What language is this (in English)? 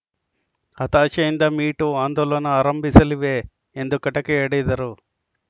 Kannada